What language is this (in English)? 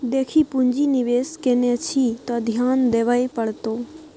Maithili